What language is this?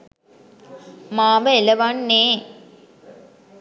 Sinhala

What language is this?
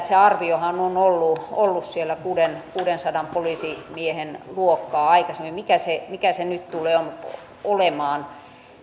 Finnish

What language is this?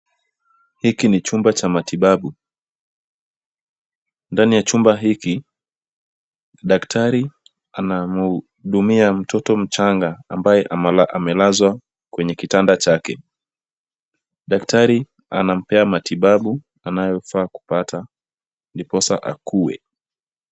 Swahili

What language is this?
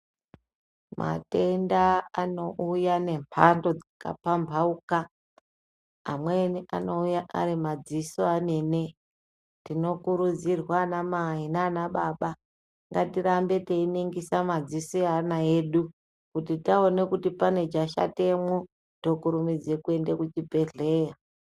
Ndau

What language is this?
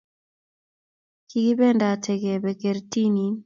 Kalenjin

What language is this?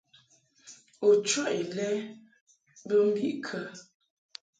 Mungaka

